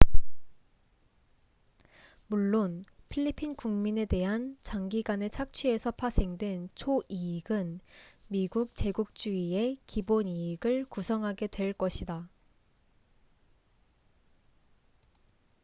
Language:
Korean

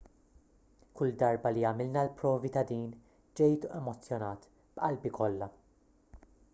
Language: Maltese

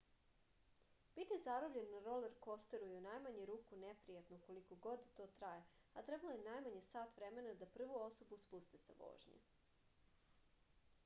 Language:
Serbian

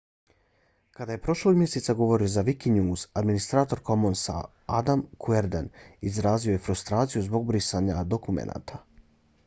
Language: Bosnian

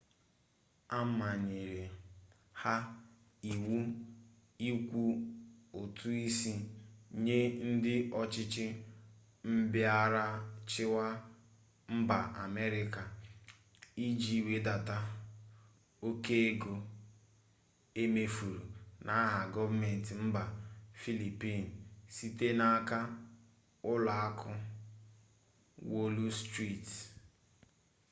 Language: Igbo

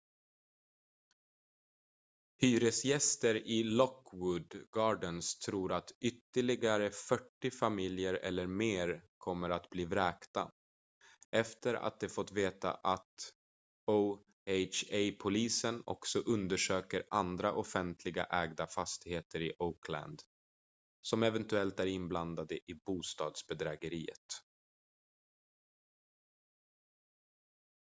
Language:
Swedish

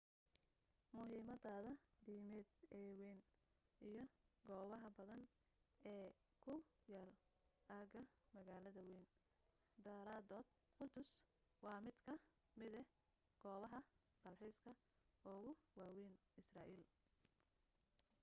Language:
Somali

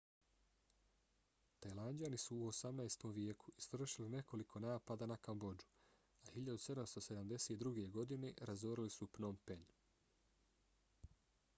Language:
Bosnian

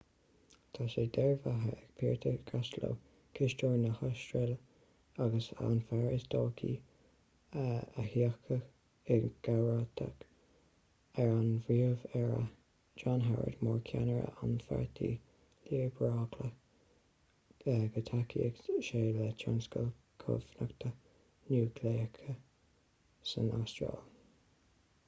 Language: Irish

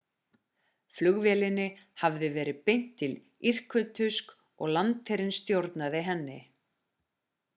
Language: Icelandic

